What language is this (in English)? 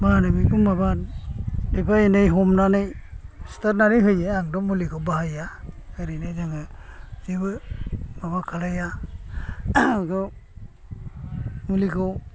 Bodo